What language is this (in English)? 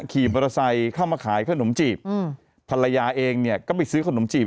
Thai